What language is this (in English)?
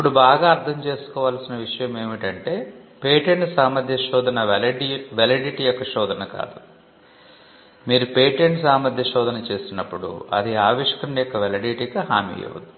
Telugu